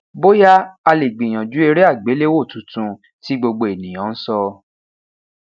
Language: Yoruba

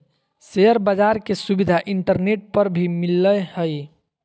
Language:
Magahi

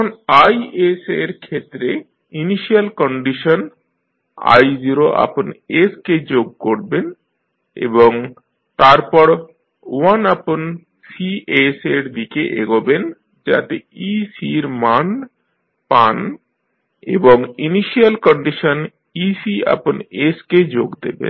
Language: Bangla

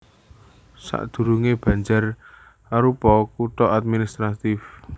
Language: Javanese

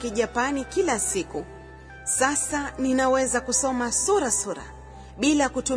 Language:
Swahili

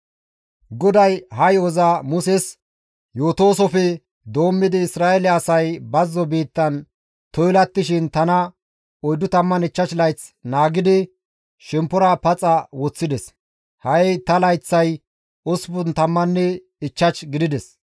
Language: Gamo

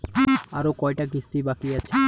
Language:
Bangla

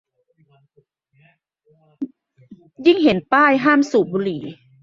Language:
Thai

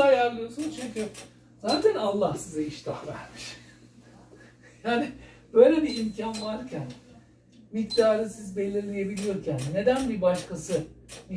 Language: Turkish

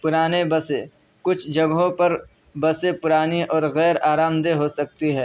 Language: Urdu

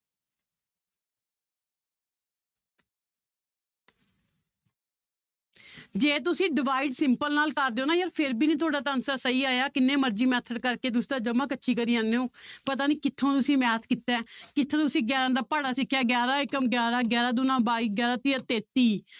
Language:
Punjabi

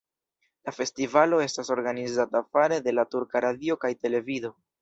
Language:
Esperanto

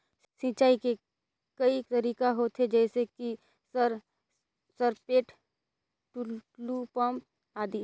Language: Chhattisgarhi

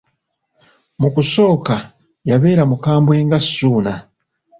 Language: Ganda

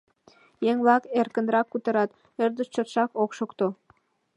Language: Mari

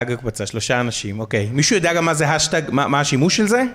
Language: Hebrew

